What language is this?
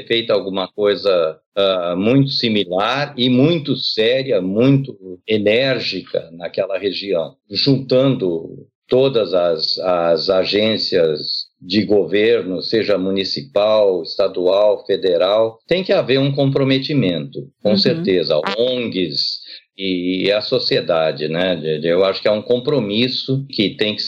Portuguese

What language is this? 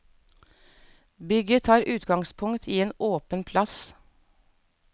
Norwegian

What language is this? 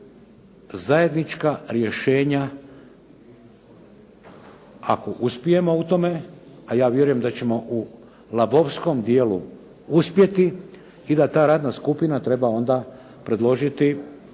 Croatian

